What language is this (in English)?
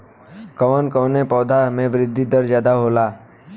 Bhojpuri